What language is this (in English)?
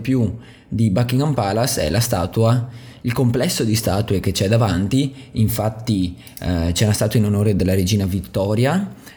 Italian